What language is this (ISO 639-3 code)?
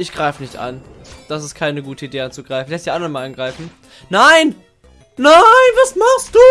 deu